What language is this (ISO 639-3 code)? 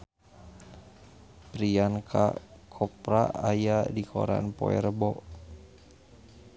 sun